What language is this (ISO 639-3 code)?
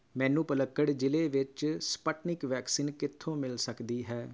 pan